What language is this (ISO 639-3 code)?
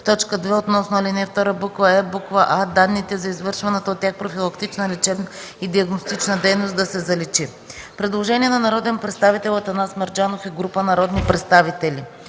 bul